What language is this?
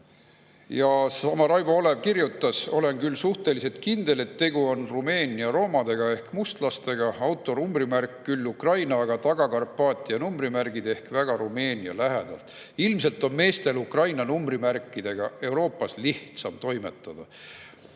Estonian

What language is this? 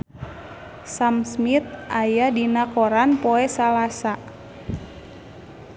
Sundanese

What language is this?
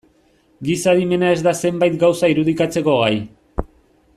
Basque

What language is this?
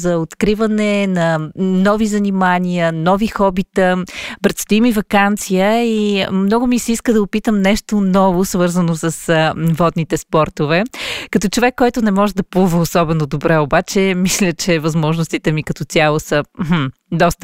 Bulgarian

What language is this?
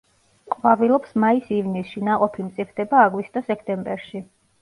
Georgian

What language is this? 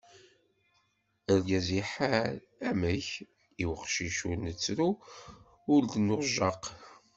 Kabyle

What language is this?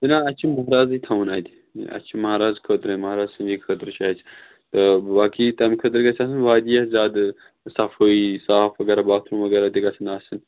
Kashmiri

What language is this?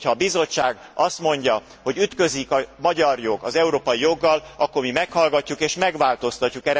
Hungarian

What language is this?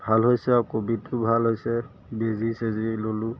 Assamese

